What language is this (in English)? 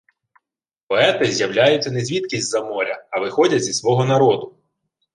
Ukrainian